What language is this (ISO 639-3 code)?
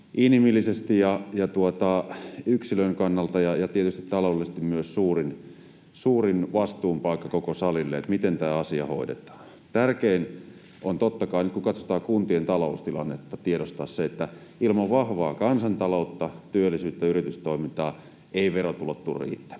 fin